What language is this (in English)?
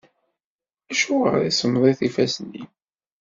Kabyle